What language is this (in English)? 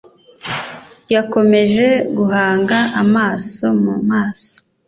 Kinyarwanda